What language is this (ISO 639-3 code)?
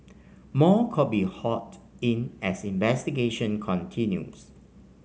eng